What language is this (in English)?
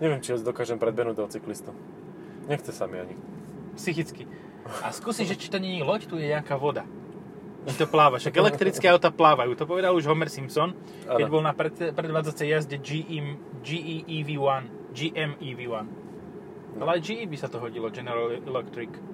Slovak